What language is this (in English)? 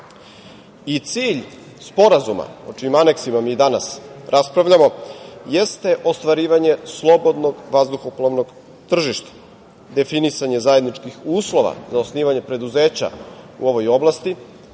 Serbian